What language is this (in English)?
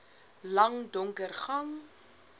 Afrikaans